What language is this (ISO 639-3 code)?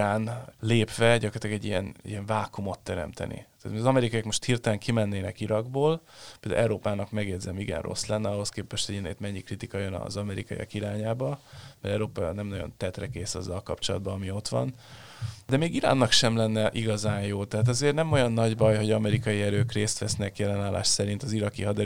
hun